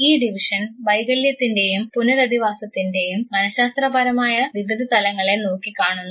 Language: Malayalam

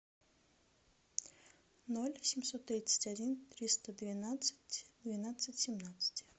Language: Russian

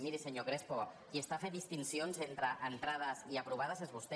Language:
Catalan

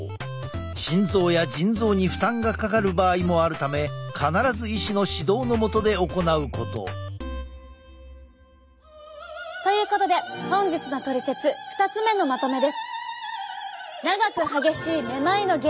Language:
Japanese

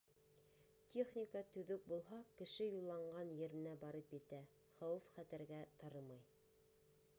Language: Bashkir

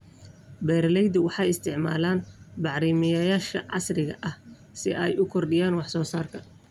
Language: Somali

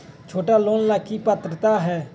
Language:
Magahi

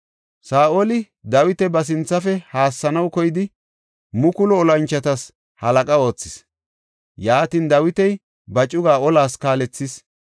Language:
Gofa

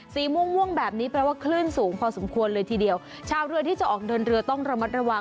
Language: Thai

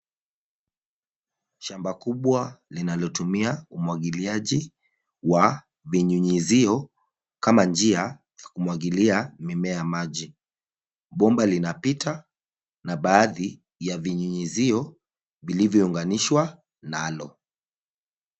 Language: Swahili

